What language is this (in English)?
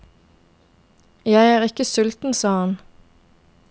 Norwegian